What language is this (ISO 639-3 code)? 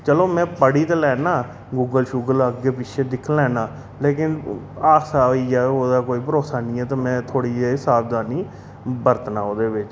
doi